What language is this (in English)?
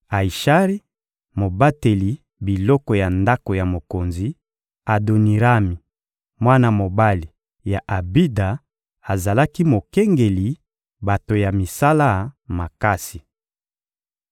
Lingala